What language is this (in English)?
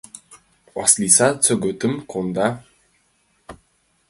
Mari